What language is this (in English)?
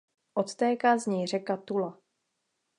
Czech